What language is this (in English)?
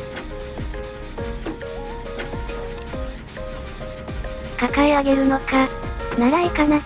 Japanese